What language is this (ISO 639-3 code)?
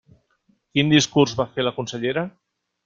cat